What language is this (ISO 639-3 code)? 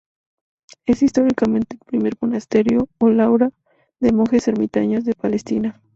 spa